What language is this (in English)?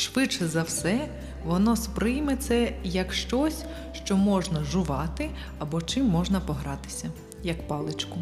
Ukrainian